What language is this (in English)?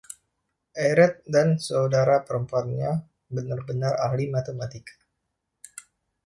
Indonesian